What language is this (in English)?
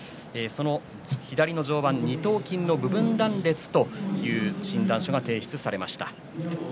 Japanese